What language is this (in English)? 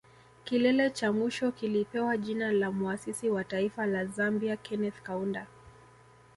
Swahili